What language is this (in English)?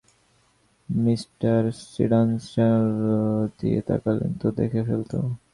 Bangla